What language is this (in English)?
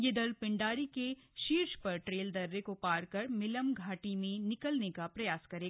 Hindi